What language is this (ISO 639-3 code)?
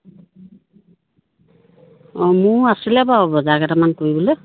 asm